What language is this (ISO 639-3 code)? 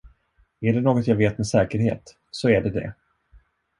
swe